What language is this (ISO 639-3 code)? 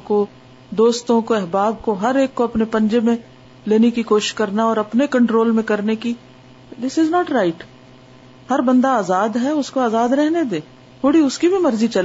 urd